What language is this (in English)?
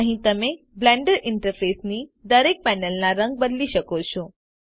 Gujarati